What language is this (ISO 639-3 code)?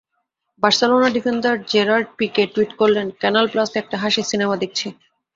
ben